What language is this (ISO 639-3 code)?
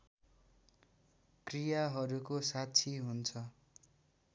nep